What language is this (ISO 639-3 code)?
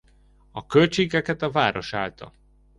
hun